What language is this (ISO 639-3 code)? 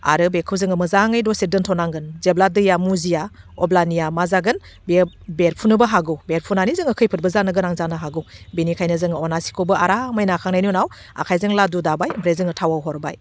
brx